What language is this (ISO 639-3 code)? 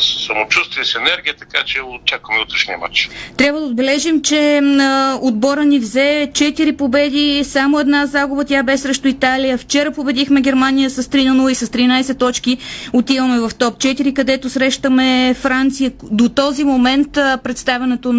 bul